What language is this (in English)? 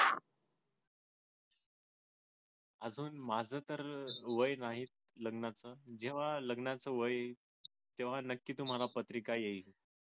Marathi